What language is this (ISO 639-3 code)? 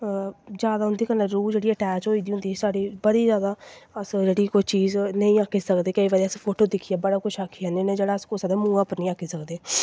doi